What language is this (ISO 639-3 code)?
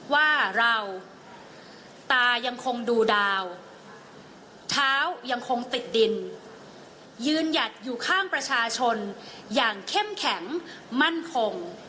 tha